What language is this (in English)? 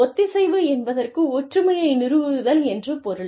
Tamil